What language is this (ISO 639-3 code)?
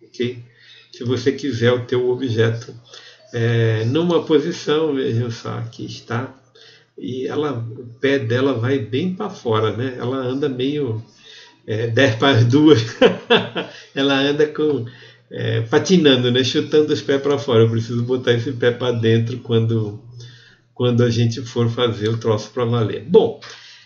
por